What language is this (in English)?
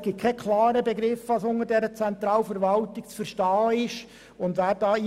Swiss German